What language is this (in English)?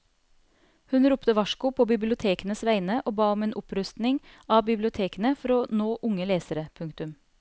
Norwegian